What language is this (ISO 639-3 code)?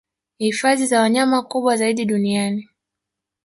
swa